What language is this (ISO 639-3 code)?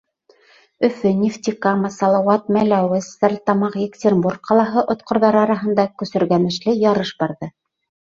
bak